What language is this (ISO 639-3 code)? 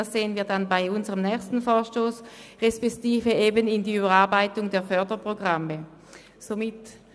gsw